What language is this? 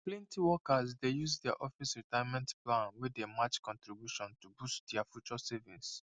Nigerian Pidgin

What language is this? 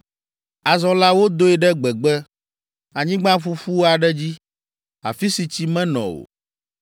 Ewe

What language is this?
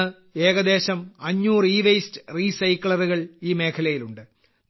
Malayalam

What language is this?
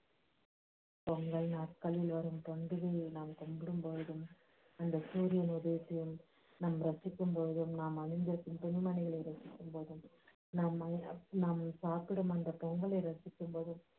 Tamil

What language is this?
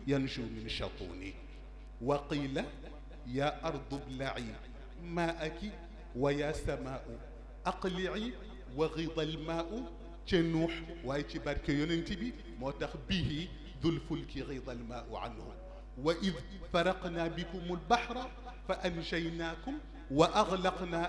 Arabic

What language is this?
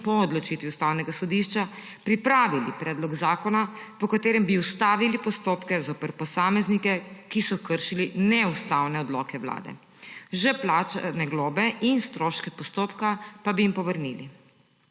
Slovenian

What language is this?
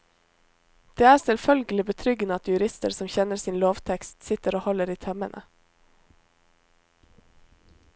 Norwegian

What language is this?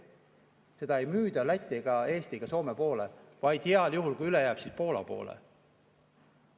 Estonian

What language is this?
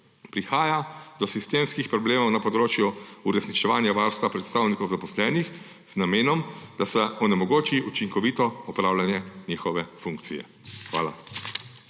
Slovenian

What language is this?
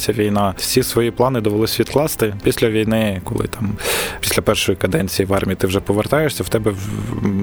Ukrainian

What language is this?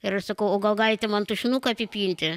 Lithuanian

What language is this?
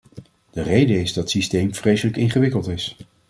Dutch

